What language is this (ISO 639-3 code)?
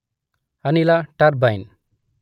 kan